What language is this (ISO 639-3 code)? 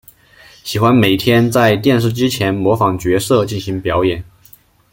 zho